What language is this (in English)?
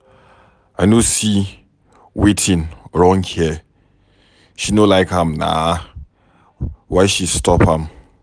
Nigerian Pidgin